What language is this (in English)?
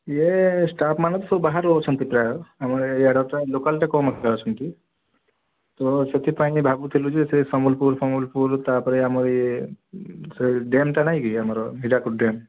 Odia